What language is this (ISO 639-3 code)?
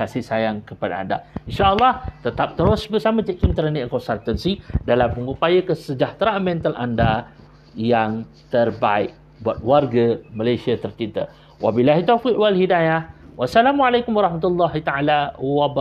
msa